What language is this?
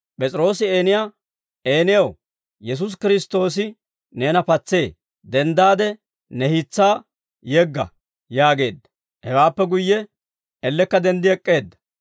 Dawro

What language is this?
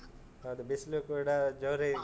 Kannada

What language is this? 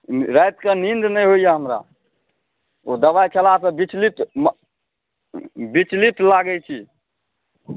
Maithili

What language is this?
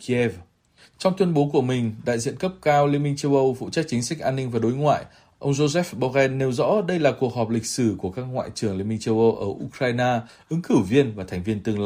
Vietnamese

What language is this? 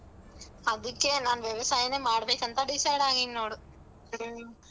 Kannada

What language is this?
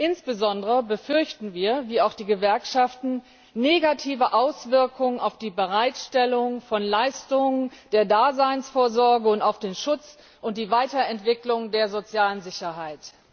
German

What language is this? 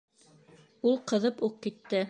Bashkir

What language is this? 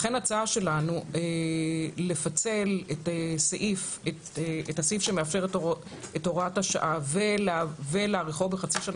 Hebrew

